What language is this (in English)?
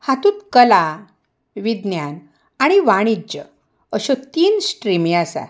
Konkani